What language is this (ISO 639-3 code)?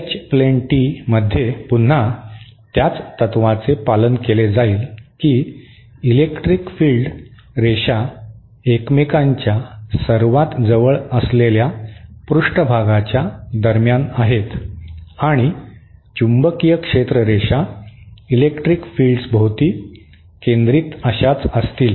mar